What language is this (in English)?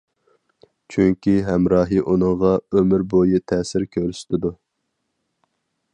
Uyghur